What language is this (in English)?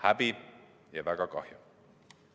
Estonian